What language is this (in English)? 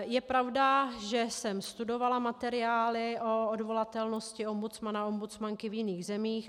Czech